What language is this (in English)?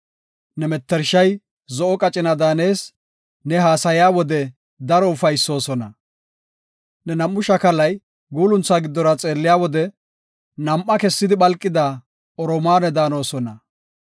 Gofa